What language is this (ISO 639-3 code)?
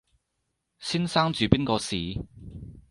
yue